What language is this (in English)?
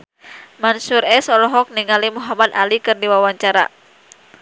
Sundanese